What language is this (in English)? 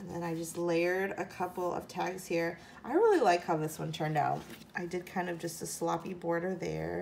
English